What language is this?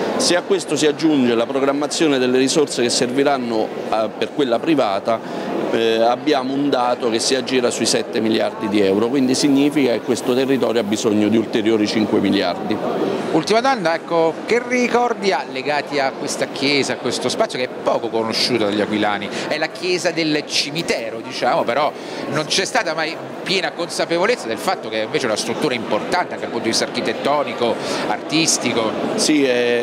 Italian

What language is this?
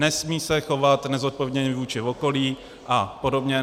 Czech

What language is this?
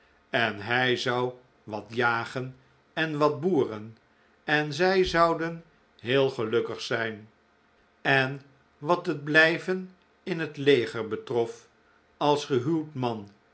Dutch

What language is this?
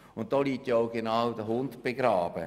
Swiss German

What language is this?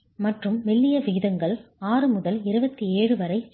Tamil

